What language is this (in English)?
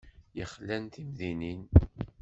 Kabyle